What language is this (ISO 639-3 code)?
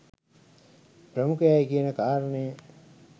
sin